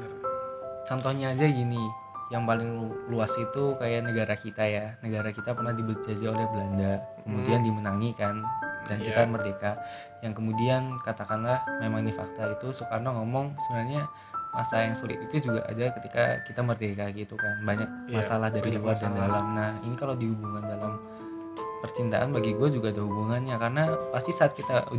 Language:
Indonesian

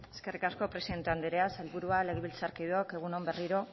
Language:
Basque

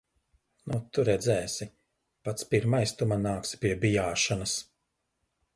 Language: Latvian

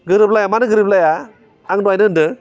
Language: Bodo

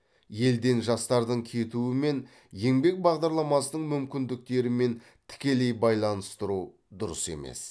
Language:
Kazakh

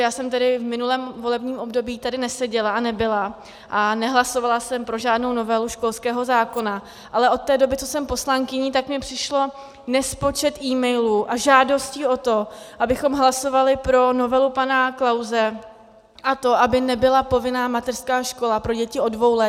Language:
Czech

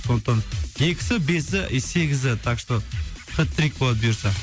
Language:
Kazakh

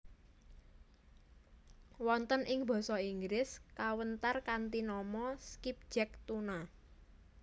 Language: Javanese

